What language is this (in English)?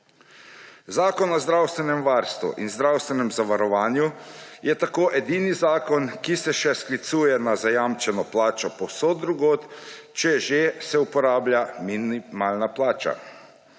Slovenian